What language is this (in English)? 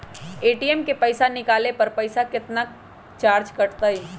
Magahi